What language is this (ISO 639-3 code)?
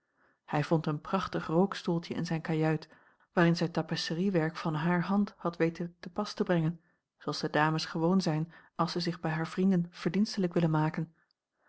nld